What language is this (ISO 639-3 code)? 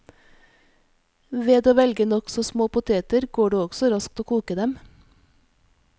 nor